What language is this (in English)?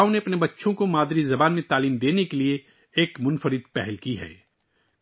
Urdu